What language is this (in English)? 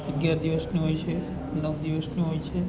Gujarati